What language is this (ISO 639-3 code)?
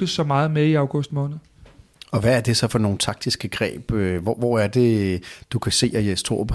dan